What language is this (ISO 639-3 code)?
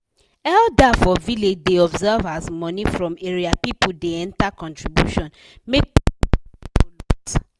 pcm